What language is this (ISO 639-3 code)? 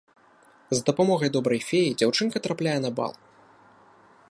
bel